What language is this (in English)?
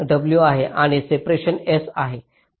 Marathi